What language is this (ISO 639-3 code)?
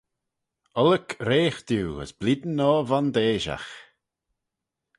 glv